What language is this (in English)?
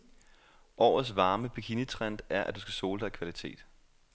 Danish